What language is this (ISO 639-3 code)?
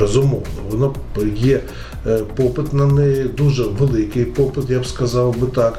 ukr